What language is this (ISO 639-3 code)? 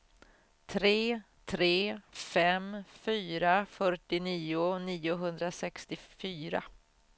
swe